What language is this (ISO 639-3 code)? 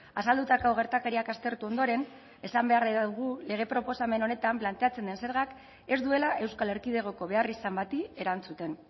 eus